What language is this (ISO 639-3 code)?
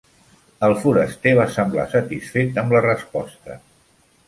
cat